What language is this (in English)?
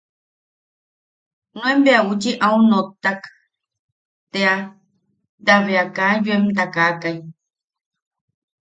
Yaqui